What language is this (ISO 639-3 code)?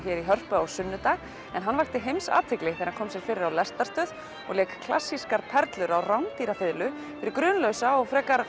isl